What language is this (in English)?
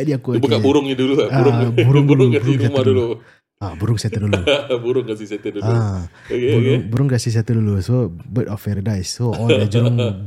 Malay